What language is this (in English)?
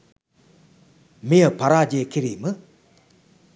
Sinhala